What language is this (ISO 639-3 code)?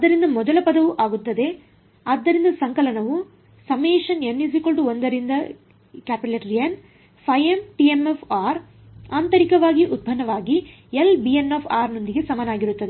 kan